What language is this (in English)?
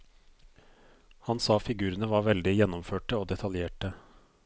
Norwegian